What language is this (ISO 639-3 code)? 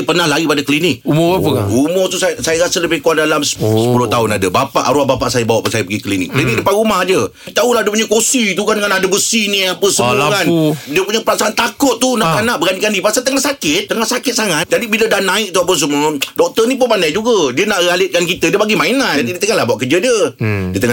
msa